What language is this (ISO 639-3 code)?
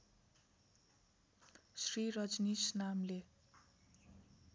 nep